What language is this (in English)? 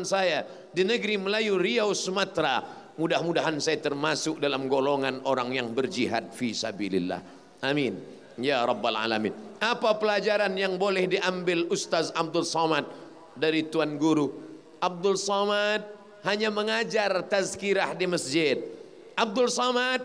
Malay